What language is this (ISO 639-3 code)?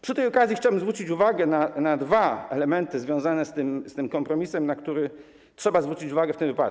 pol